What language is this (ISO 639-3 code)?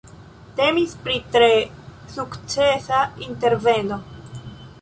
epo